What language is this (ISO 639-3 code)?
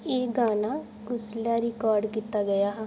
doi